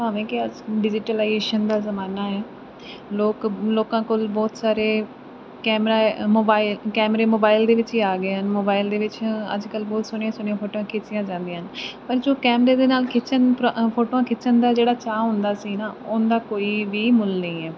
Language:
Punjabi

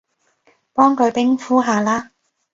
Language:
Cantonese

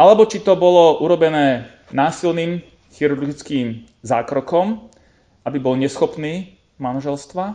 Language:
Slovak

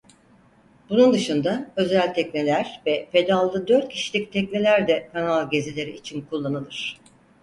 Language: Turkish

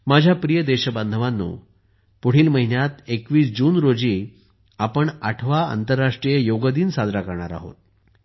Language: Marathi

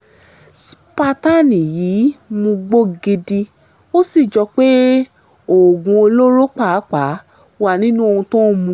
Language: Yoruba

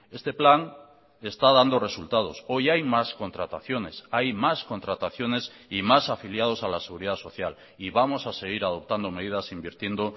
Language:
Spanish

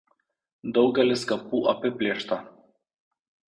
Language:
Lithuanian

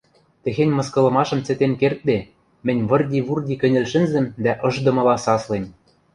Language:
Western Mari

